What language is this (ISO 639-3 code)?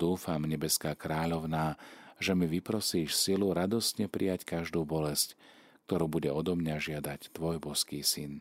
slk